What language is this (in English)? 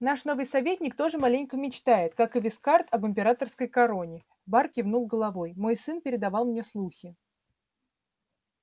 Russian